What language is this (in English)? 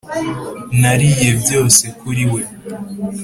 Kinyarwanda